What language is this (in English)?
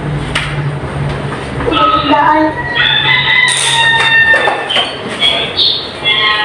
Filipino